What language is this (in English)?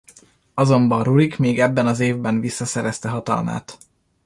Hungarian